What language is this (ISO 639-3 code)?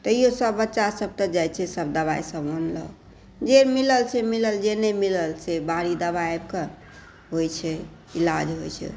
mai